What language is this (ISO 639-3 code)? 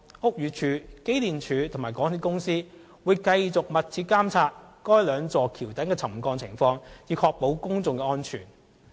yue